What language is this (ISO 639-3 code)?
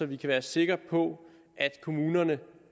dan